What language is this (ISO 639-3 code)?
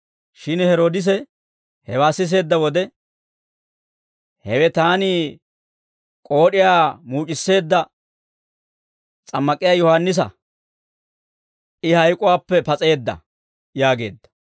dwr